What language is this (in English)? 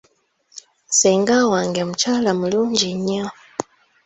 Ganda